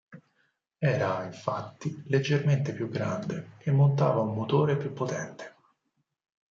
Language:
Italian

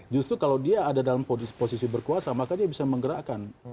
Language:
Indonesian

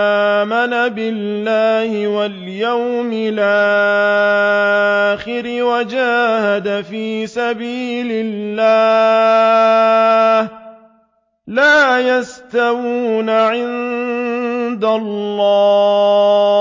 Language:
Arabic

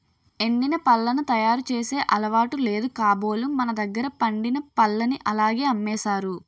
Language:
Telugu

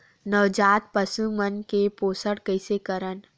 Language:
Chhattisgarhi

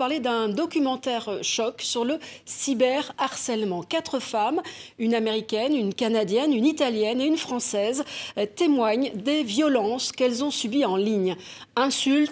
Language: French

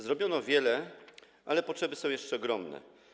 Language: Polish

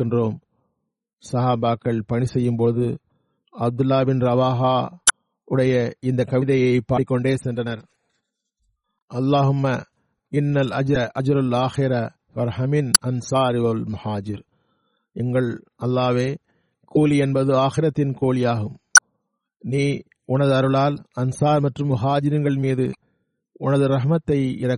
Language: Tamil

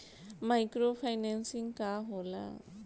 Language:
Bhojpuri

